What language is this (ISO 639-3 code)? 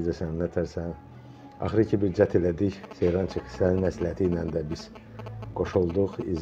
tur